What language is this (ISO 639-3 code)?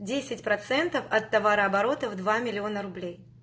rus